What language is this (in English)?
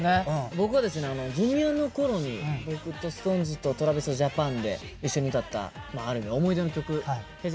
Japanese